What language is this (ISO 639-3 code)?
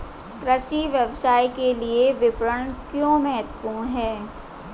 hin